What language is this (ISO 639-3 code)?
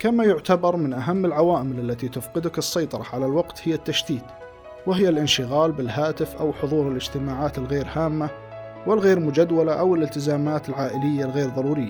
ara